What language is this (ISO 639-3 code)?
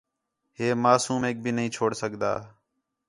xhe